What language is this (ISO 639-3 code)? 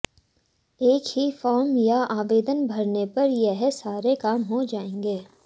hin